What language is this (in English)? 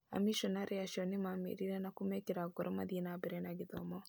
Kikuyu